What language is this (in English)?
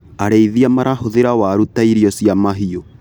Kikuyu